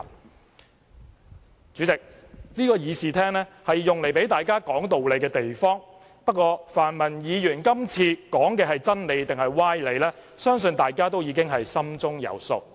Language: Cantonese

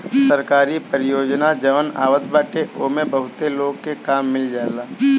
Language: Bhojpuri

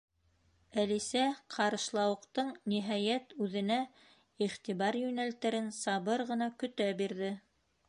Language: Bashkir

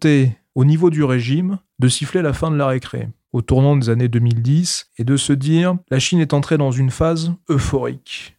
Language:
French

